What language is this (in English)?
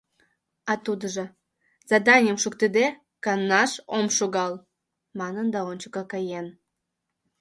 Mari